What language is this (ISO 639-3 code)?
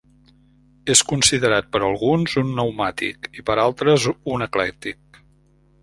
cat